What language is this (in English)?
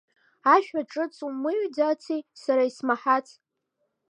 Abkhazian